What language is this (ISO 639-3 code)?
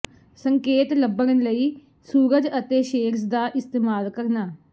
pan